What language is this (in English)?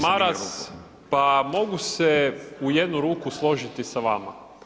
Croatian